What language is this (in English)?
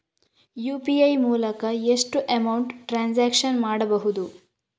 Kannada